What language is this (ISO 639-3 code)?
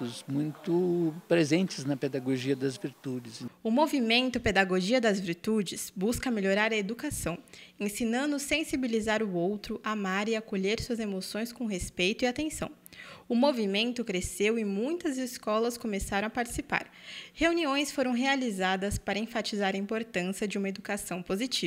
por